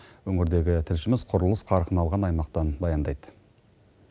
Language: Kazakh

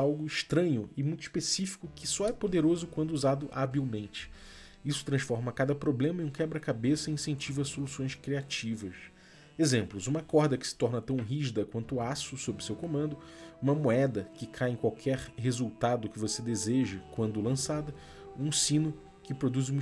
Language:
Portuguese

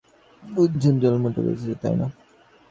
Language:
Bangla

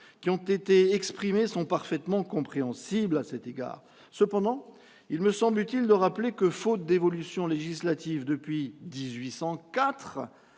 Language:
French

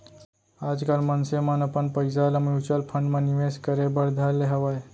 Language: Chhattisgarhi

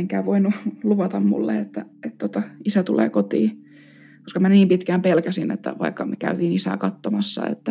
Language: Finnish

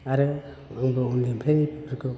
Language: Bodo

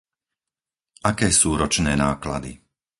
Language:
Slovak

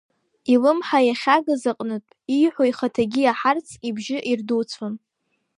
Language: Abkhazian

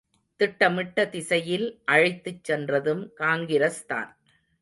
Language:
Tamil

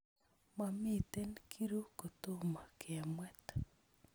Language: Kalenjin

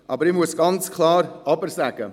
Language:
Swiss German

